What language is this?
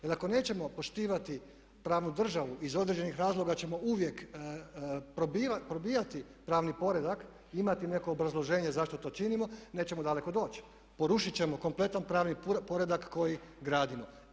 Croatian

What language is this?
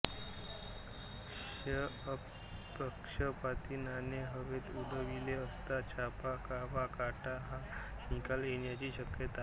Marathi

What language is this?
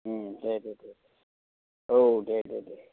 Bodo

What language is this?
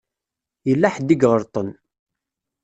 Kabyle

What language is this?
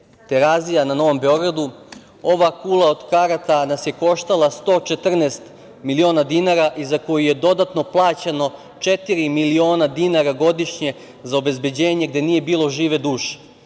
Serbian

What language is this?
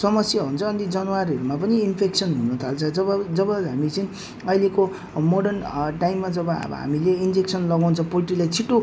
Nepali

